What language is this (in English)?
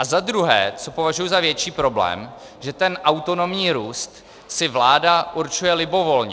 Czech